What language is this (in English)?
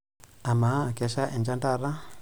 Masai